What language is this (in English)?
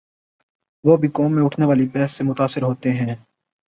Urdu